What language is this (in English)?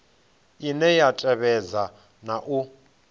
Venda